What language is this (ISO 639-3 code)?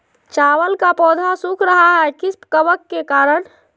mag